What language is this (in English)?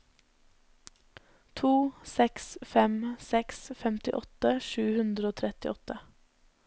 Norwegian